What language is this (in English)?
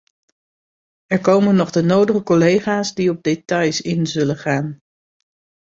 Dutch